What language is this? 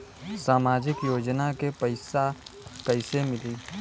Bhojpuri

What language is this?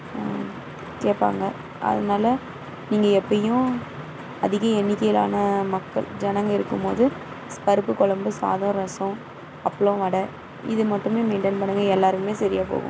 Tamil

